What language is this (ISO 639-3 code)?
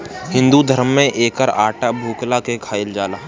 bho